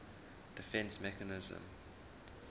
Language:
English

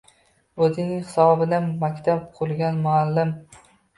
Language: Uzbek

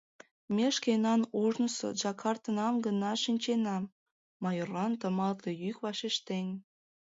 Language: Mari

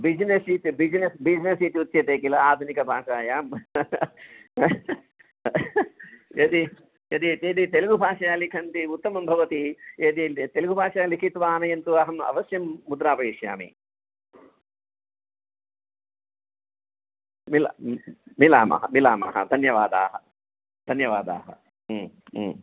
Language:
Sanskrit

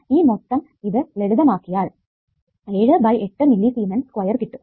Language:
Malayalam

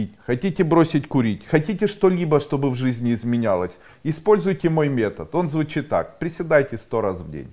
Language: Russian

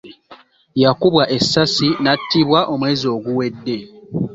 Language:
Ganda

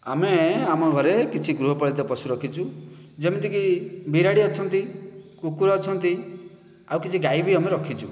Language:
Odia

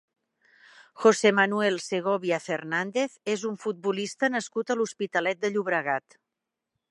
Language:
Catalan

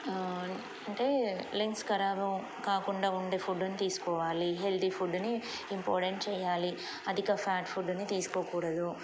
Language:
Telugu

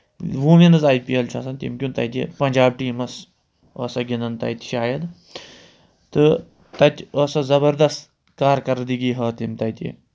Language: Kashmiri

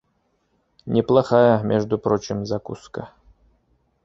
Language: Bashkir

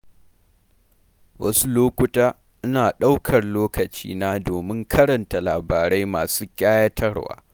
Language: Hausa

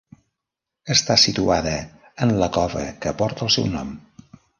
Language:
Catalan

